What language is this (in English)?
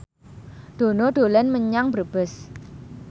Javanese